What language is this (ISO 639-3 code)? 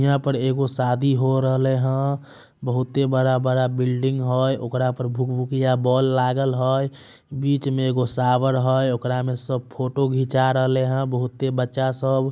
mag